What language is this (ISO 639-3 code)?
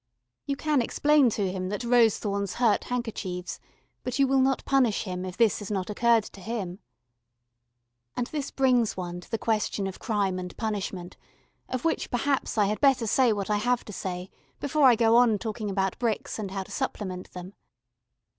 eng